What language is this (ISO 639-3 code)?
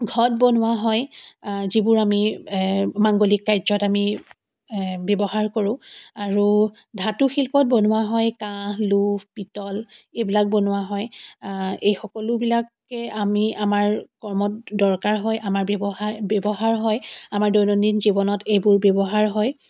asm